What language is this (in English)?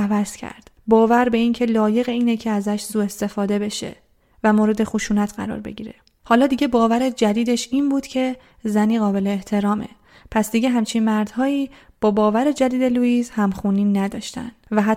Persian